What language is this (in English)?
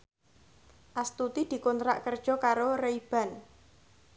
Javanese